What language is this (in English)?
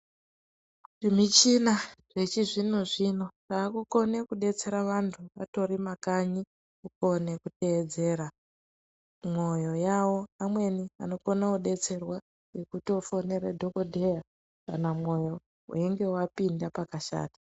Ndau